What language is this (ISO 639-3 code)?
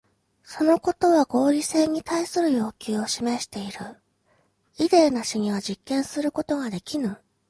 jpn